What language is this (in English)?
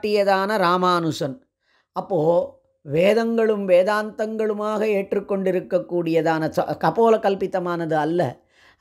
Hindi